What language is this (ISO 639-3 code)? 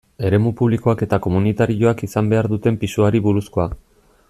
eus